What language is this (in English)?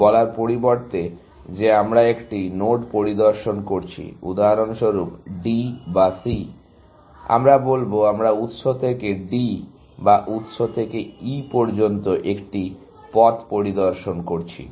Bangla